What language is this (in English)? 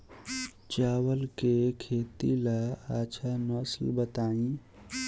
Bhojpuri